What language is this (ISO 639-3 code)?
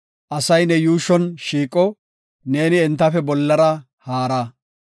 gof